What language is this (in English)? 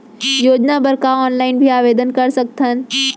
Chhattisgarhi